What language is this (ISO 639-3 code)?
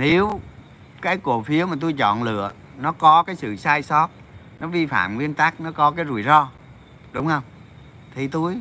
vie